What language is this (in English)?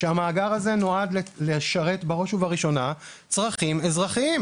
Hebrew